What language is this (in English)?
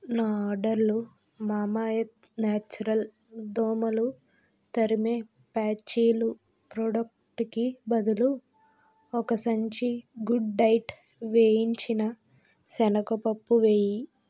Telugu